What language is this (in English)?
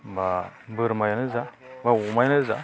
Bodo